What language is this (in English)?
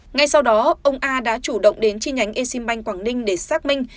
Vietnamese